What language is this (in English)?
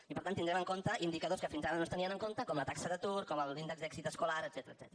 Catalan